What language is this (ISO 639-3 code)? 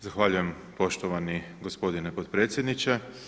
hrv